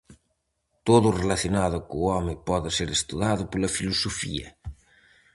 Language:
Galician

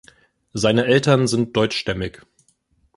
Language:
German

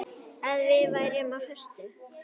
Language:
Icelandic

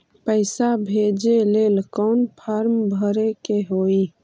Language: Magahi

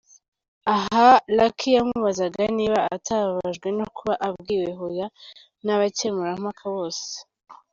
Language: Kinyarwanda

